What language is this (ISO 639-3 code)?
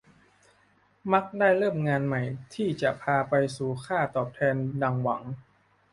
tha